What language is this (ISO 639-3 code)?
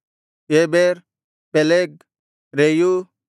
kan